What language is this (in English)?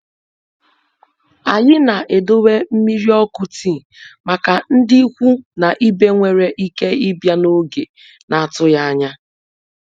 Igbo